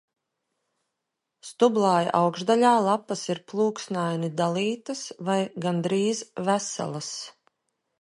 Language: Latvian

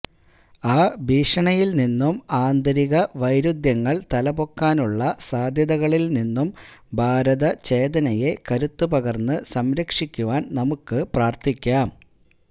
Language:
Malayalam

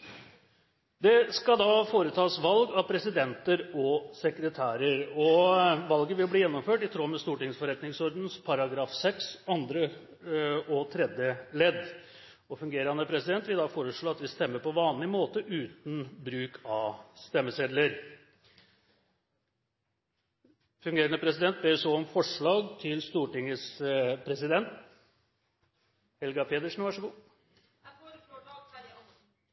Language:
Norwegian Nynorsk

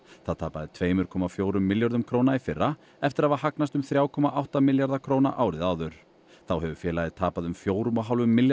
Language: Icelandic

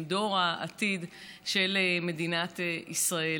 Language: Hebrew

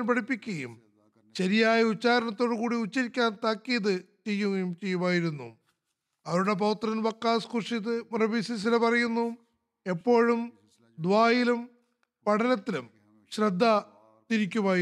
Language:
Malayalam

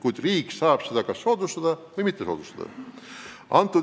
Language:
Estonian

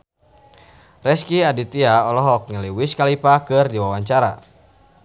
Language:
Sundanese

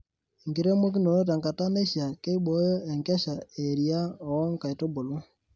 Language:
Masai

